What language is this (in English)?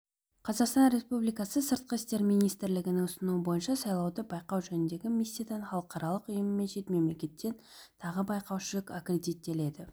Kazakh